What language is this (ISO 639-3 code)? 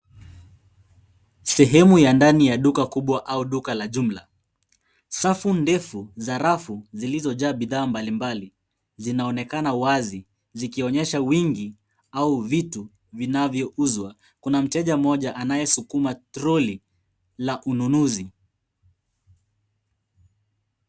swa